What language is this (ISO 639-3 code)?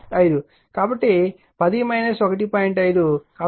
tel